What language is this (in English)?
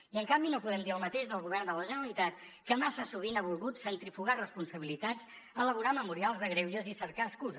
Catalan